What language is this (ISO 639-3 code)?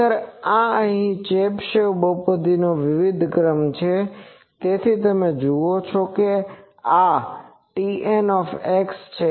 guj